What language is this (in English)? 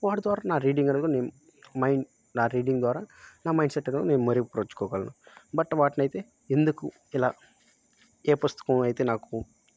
Telugu